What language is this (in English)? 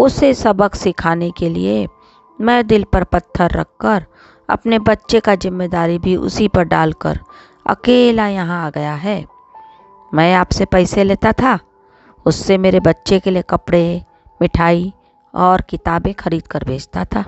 Hindi